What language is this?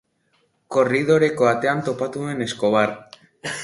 Basque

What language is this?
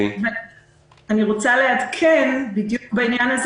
Hebrew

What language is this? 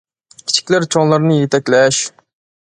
Uyghur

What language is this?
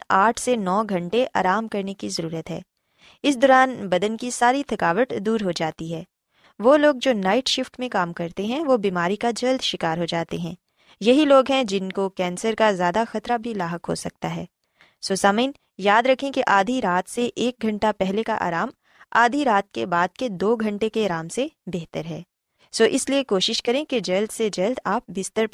Urdu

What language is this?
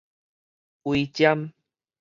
Min Nan Chinese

